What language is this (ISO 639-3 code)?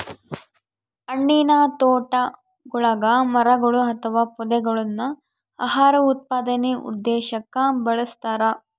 kan